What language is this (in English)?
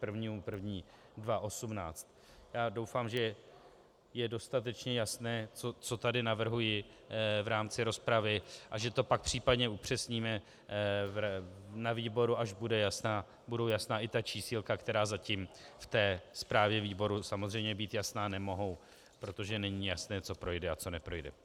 Czech